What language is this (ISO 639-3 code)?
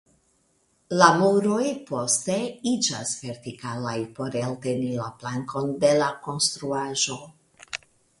epo